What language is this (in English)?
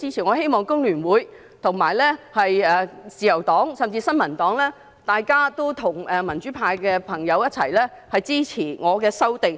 Cantonese